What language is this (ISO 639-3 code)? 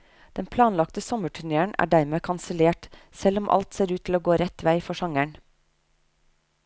nor